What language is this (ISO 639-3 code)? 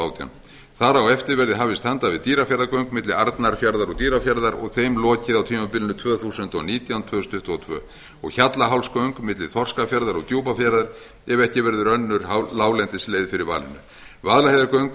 isl